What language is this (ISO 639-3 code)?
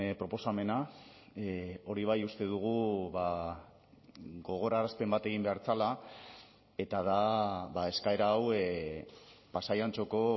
eus